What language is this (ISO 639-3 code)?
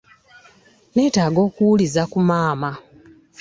lug